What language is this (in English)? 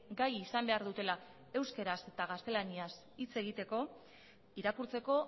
Basque